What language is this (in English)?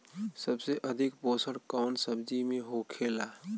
Bhojpuri